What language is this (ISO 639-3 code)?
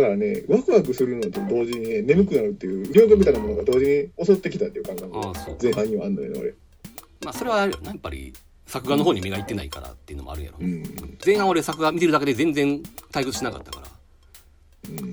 jpn